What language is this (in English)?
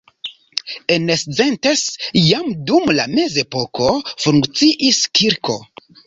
Esperanto